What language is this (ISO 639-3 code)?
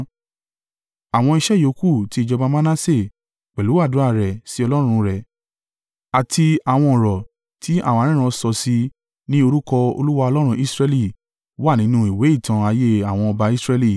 yor